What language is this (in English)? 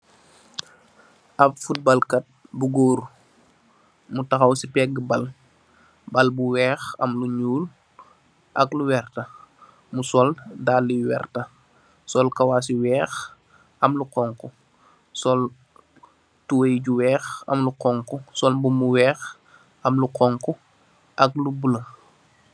Wolof